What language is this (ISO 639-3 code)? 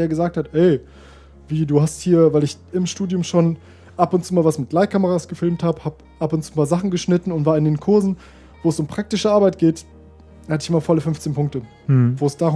deu